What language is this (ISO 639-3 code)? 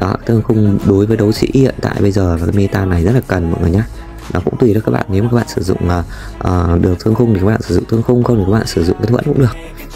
vie